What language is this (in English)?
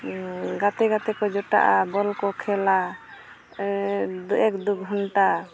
Santali